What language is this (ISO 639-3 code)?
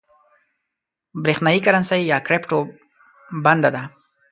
pus